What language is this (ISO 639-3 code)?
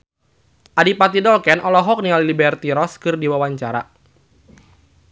sun